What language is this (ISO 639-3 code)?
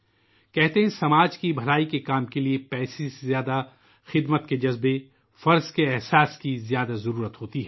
urd